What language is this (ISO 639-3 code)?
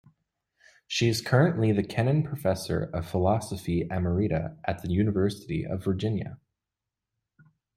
eng